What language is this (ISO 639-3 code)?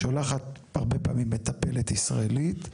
heb